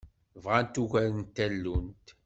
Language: Kabyle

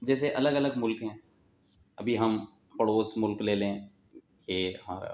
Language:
Urdu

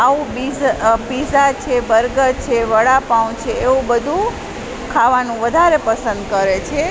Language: Gujarati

